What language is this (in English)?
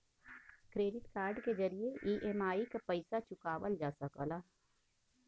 Bhojpuri